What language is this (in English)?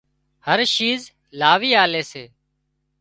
Wadiyara Koli